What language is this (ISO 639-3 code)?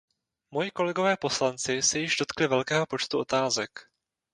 ces